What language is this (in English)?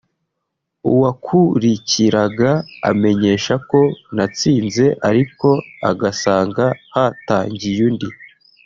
Kinyarwanda